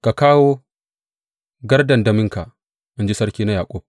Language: Hausa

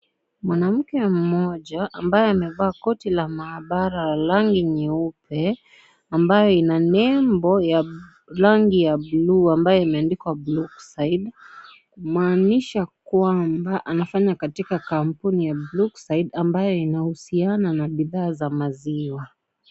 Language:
Swahili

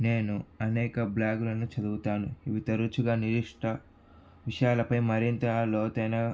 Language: Telugu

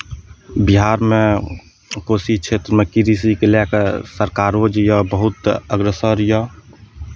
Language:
Maithili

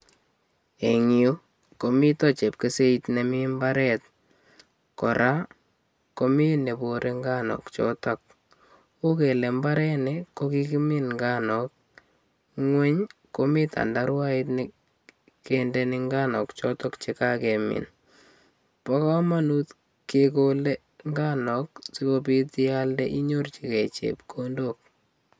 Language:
Kalenjin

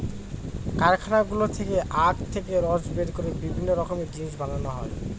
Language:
Bangla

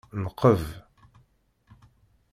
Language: Kabyle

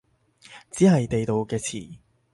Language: Cantonese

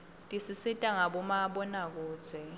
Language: Swati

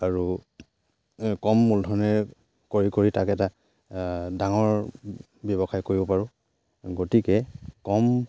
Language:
Assamese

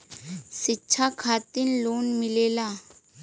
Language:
Bhojpuri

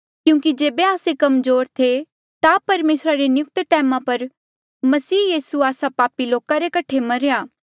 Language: Mandeali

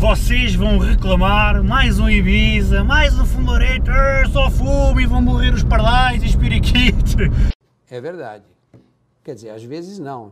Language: Portuguese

